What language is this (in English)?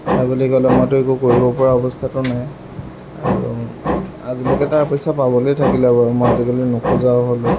Assamese